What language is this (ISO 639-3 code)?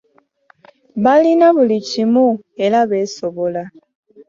lug